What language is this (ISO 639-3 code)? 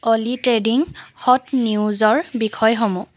asm